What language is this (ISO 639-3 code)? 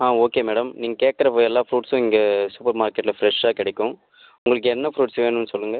tam